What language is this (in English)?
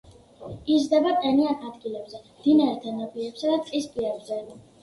Georgian